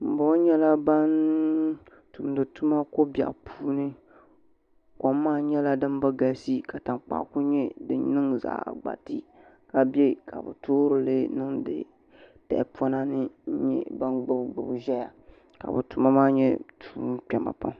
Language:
Dagbani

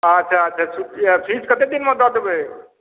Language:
Maithili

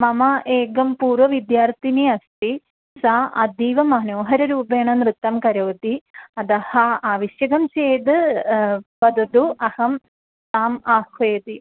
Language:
Sanskrit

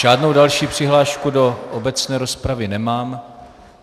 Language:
Czech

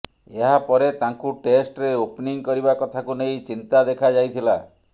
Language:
Odia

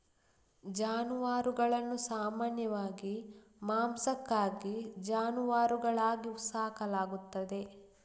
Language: Kannada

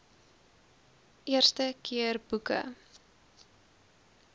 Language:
Afrikaans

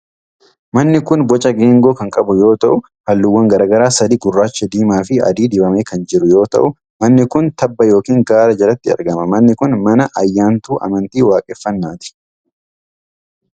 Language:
Oromo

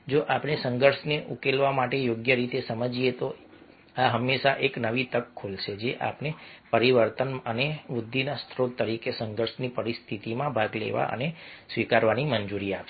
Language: Gujarati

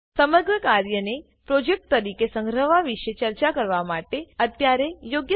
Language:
Gujarati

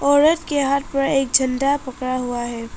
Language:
Hindi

